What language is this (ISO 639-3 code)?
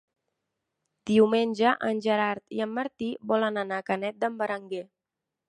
cat